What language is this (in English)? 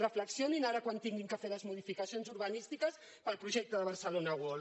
Catalan